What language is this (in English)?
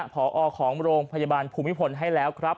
Thai